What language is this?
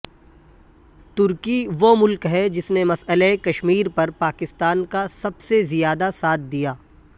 Urdu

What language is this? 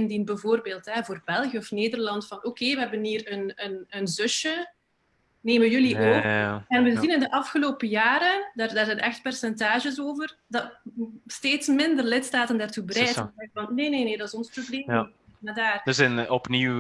Dutch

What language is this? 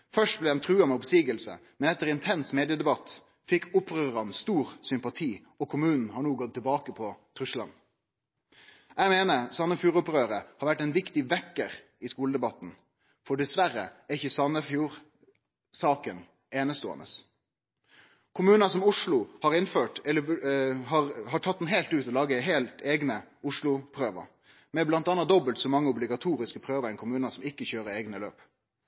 Norwegian Nynorsk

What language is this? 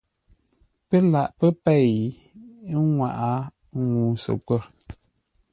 Ngombale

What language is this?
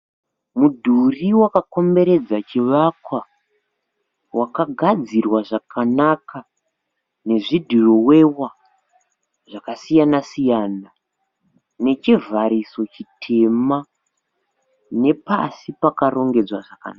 Shona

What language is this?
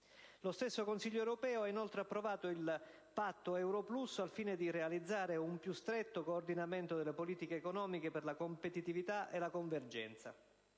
Italian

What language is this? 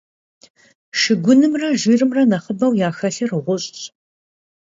Kabardian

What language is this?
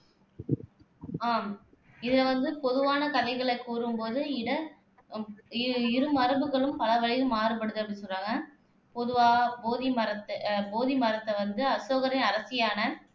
Tamil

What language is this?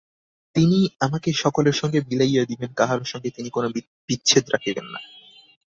Bangla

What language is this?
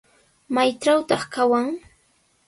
Sihuas Ancash Quechua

